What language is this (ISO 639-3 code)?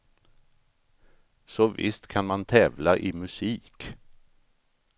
swe